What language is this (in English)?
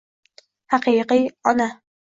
Uzbek